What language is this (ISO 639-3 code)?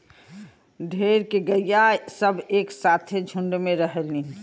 bho